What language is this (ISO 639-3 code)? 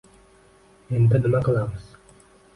uzb